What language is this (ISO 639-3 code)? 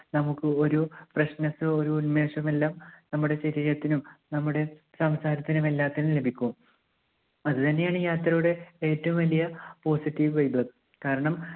mal